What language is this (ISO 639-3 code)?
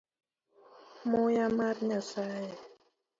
luo